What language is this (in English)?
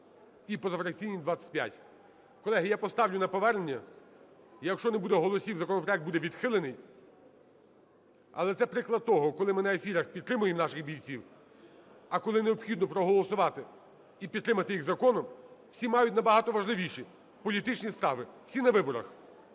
Ukrainian